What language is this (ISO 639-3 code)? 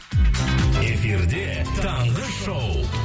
kaz